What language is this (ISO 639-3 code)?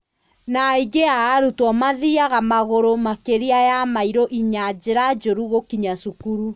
kik